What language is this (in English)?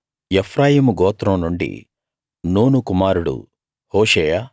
Telugu